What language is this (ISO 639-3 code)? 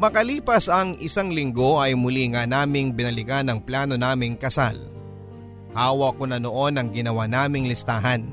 fil